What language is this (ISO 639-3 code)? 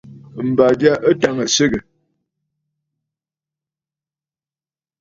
bfd